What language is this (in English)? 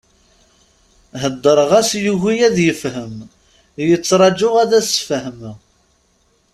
Kabyle